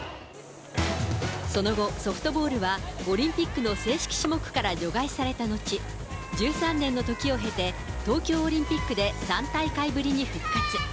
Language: Japanese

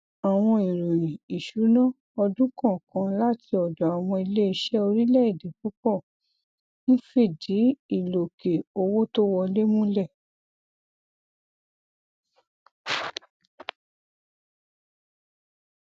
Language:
Yoruba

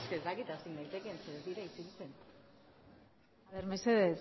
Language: Basque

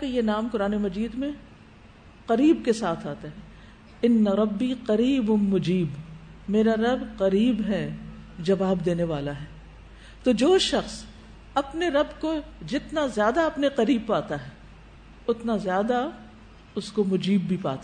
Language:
Urdu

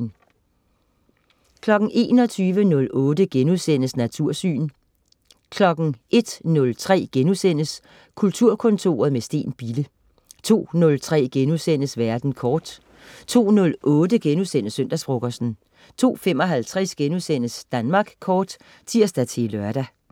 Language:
Danish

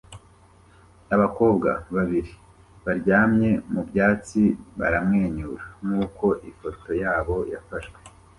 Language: Kinyarwanda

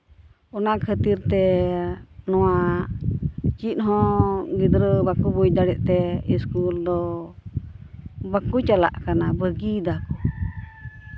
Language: Santali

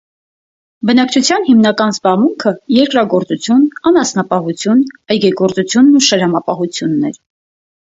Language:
Armenian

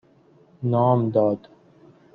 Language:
Persian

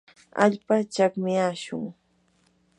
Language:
Yanahuanca Pasco Quechua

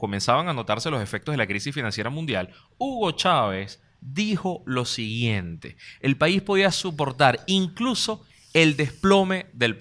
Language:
Spanish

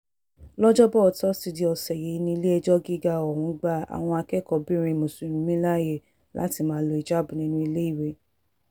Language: Yoruba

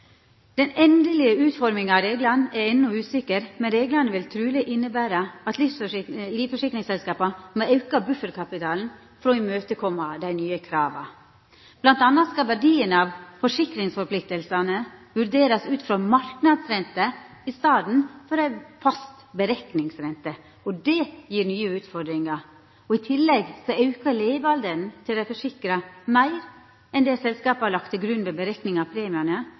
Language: Norwegian Nynorsk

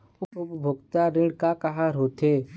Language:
Chhattisgarhi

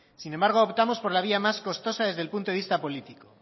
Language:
Spanish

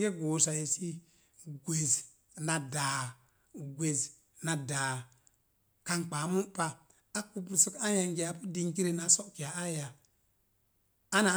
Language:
Mom Jango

